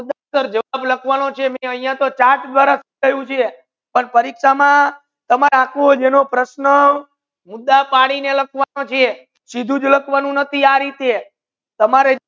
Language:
Gujarati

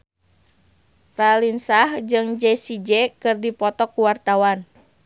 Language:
Sundanese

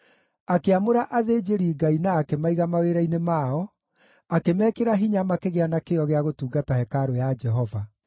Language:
Kikuyu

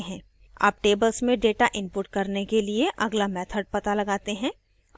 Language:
Hindi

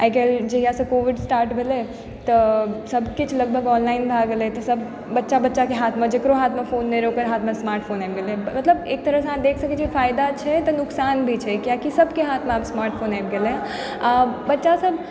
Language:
Maithili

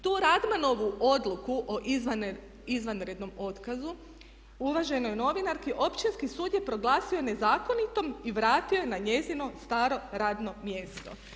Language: Croatian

